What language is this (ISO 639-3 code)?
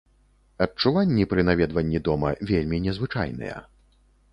bel